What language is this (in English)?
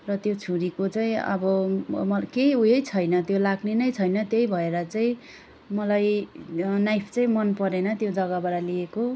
Nepali